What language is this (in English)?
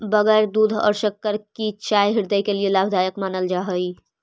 Magahi